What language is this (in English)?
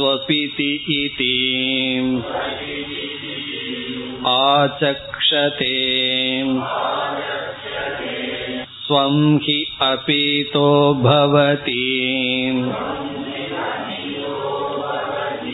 Tamil